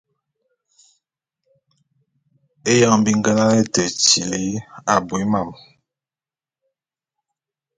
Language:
Bulu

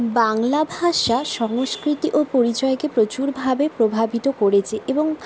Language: Bangla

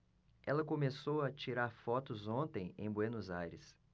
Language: Portuguese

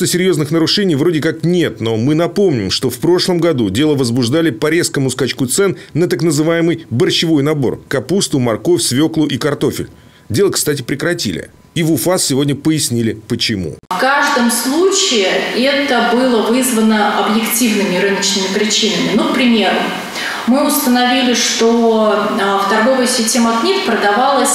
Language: Russian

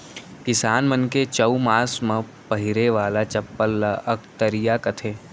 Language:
Chhattisgarhi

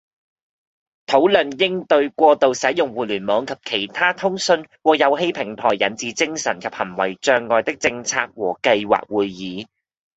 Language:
Cantonese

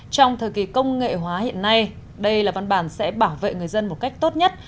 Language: Vietnamese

